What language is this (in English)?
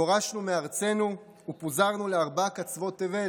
Hebrew